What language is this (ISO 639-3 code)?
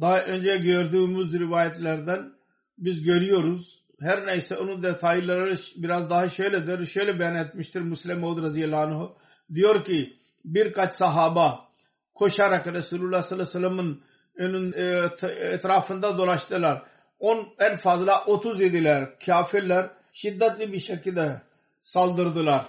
tur